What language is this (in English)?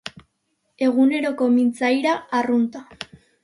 Basque